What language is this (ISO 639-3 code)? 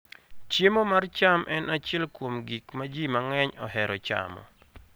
luo